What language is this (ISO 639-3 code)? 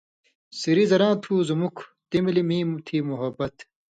mvy